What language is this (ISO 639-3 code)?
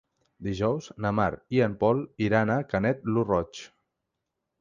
cat